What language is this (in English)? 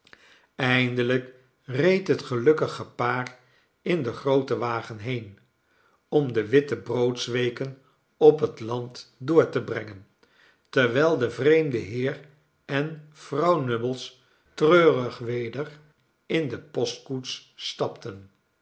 Dutch